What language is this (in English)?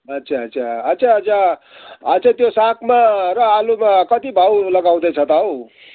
Nepali